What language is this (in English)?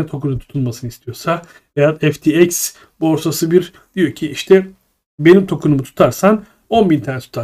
Turkish